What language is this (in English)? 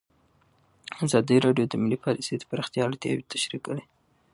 Pashto